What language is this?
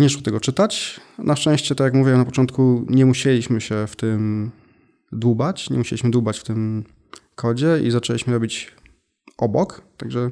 Polish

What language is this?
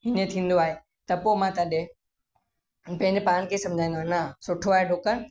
Sindhi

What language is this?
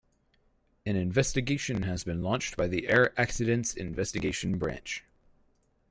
English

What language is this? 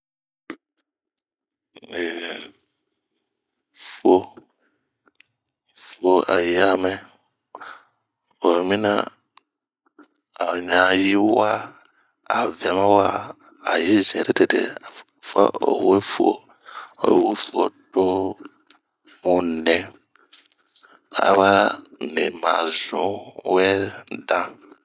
Bomu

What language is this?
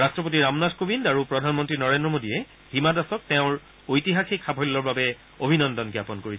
Assamese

